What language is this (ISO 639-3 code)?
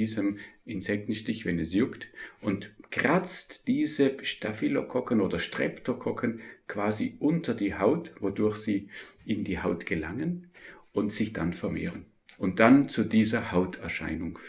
deu